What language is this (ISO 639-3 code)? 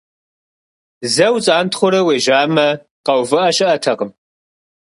kbd